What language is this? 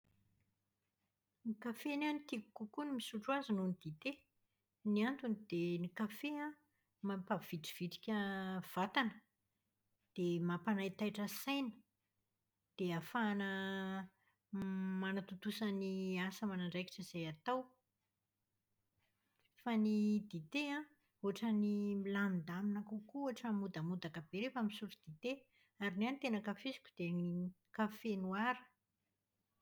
Malagasy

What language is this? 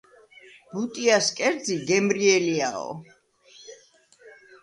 Georgian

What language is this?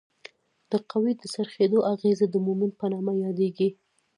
Pashto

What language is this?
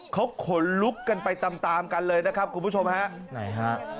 Thai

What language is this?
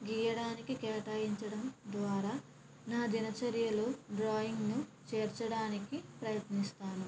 Telugu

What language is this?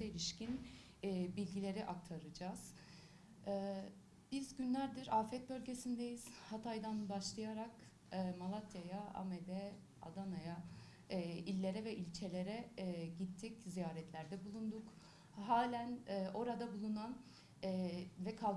Turkish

